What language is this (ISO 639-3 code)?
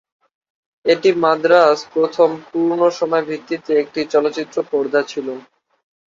ben